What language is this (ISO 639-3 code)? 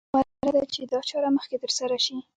pus